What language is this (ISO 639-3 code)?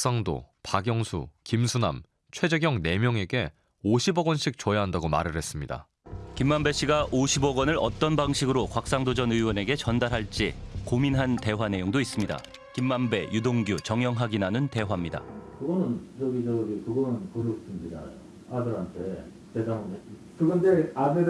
kor